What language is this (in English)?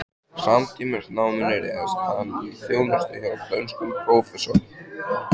Icelandic